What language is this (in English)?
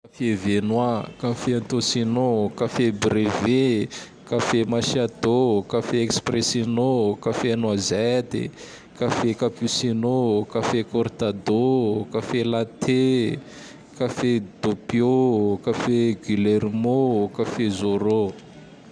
Tandroy-Mahafaly Malagasy